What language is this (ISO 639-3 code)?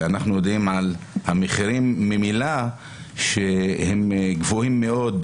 heb